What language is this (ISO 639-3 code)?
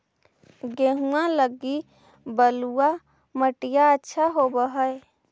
mag